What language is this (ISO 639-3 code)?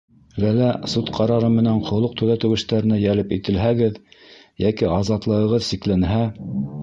bak